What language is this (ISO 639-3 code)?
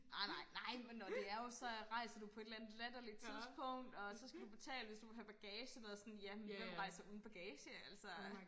dan